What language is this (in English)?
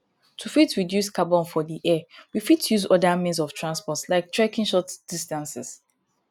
Nigerian Pidgin